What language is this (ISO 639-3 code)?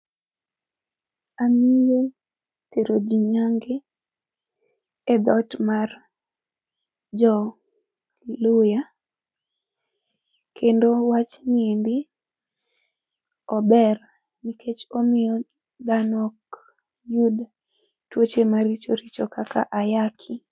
luo